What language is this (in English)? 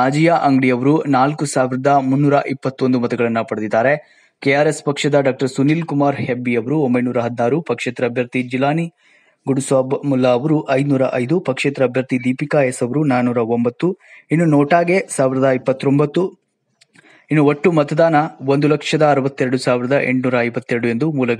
Hindi